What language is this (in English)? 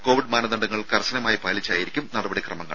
Malayalam